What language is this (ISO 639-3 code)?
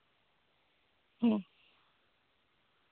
sat